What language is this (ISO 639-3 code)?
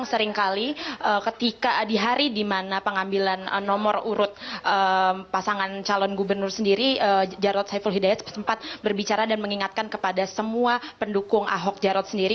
ind